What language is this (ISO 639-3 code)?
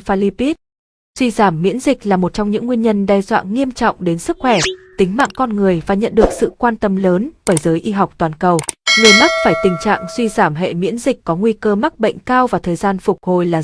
vie